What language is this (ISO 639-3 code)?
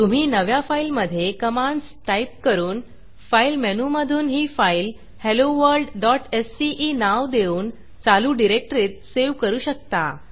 mar